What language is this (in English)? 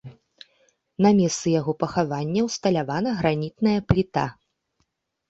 Belarusian